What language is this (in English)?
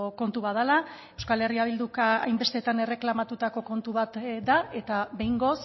Basque